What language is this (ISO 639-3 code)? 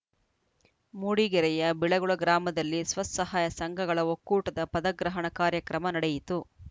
kan